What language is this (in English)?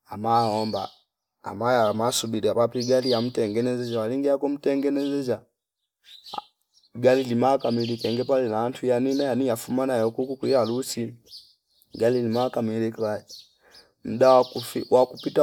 Fipa